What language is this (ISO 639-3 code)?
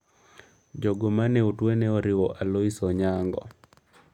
luo